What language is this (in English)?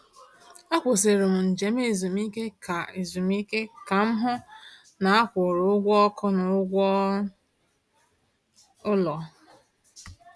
Igbo